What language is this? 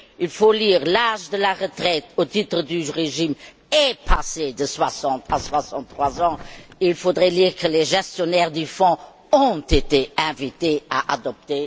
French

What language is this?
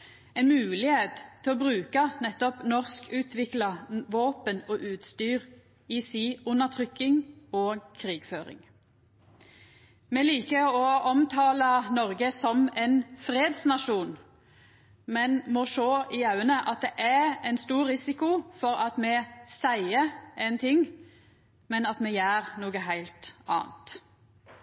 Norwegian Nynorsk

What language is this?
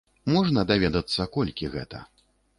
Belarusian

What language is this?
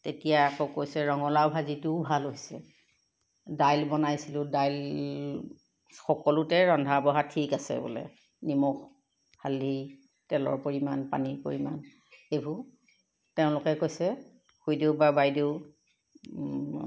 Assamese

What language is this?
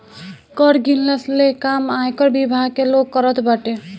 Bhojpuri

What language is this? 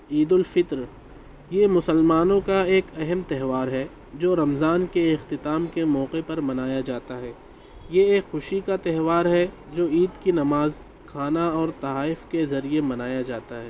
Urdu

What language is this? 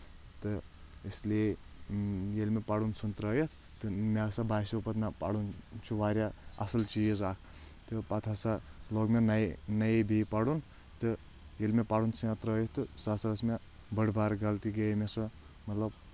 Kashmiri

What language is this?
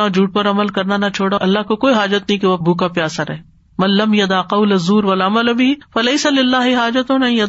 Urdu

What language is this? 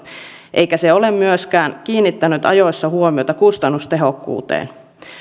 Finnish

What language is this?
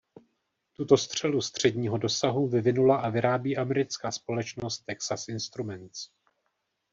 Czech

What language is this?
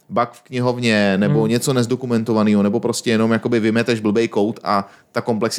Czech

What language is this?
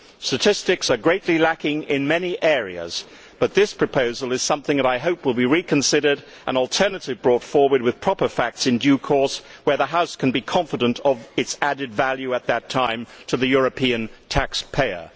English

